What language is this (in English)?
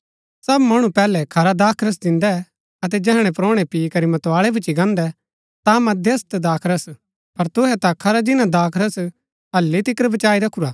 Gaddi